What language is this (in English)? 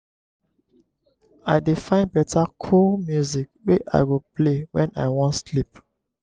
Nigerian Pidgin